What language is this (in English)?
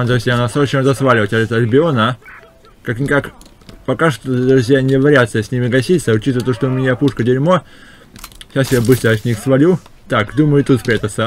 Russian